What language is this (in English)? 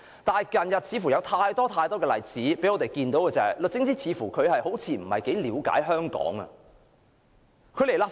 Cantonese